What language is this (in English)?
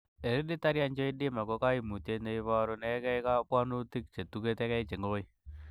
Kalenjin